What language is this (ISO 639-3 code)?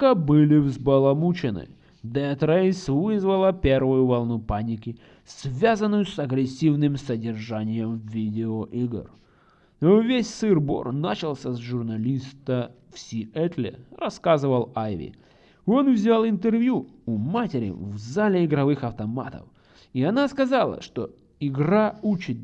rus